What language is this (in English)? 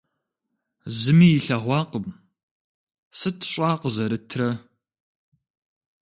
Kabardian